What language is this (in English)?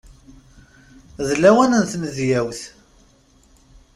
Kabyle